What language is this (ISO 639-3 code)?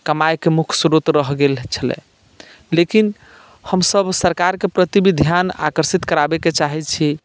mai